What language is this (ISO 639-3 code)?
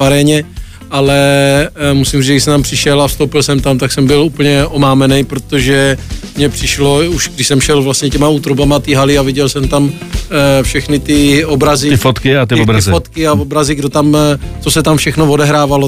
ces